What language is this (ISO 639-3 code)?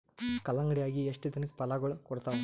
kan